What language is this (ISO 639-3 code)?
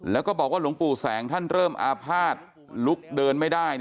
tha